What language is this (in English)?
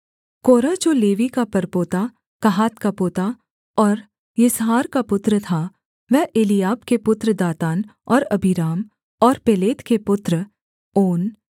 Hindi